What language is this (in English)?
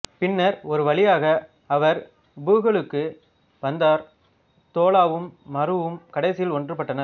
Tamil